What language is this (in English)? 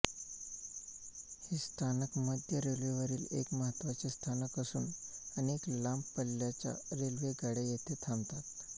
Marathi